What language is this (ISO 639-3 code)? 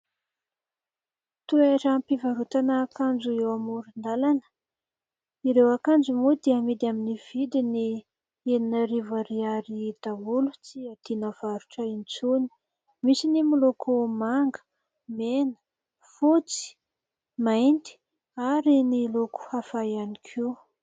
mlg